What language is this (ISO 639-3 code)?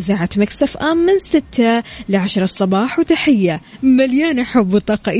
ara